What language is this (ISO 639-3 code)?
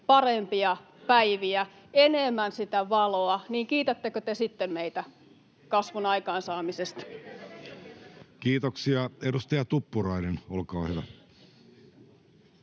fin